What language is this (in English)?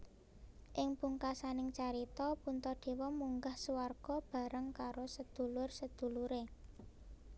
Javanese